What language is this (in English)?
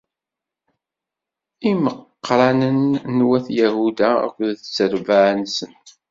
Kabyle